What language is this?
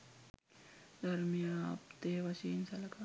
Sinhala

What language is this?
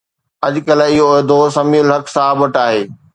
Sindhi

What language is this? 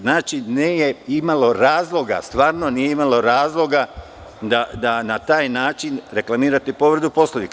Serbian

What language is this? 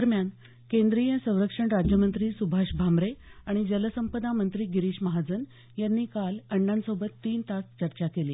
Marathi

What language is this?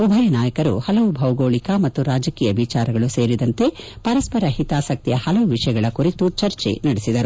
Kannada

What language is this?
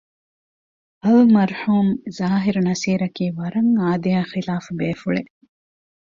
Divehi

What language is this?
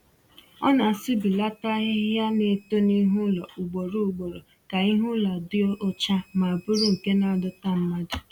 Igbo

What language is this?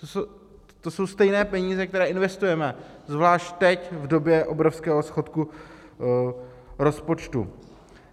Czech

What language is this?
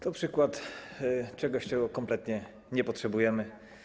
Polish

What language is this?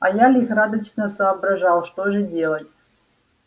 Russian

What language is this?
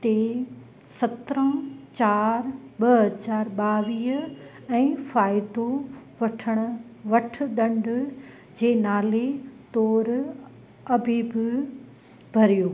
Sindhi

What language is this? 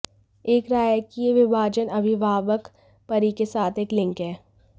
Hindi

